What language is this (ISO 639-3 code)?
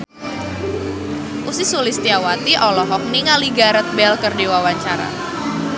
sun